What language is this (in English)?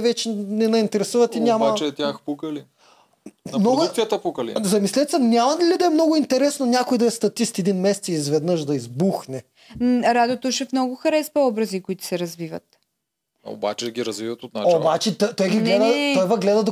Bulgarian